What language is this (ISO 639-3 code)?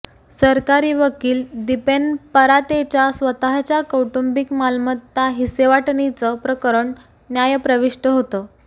mar